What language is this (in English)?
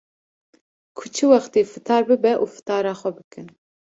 Kurdish